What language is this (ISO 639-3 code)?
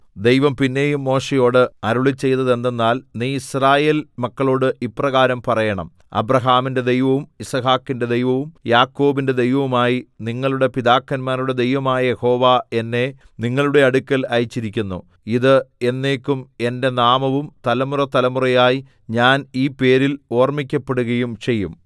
mal